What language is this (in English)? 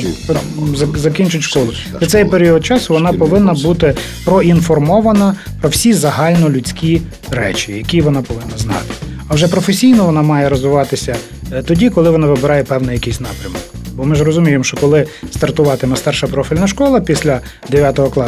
Ukrainian